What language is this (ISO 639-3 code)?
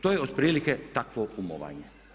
hrv